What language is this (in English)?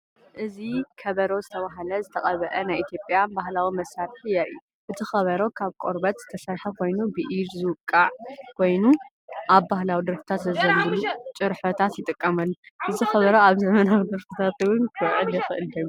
Tigrinya